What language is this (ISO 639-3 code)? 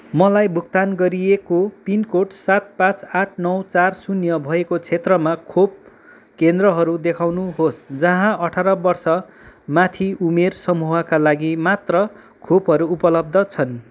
nep